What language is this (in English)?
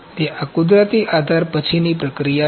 Gujarati